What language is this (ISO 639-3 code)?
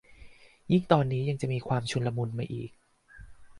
tha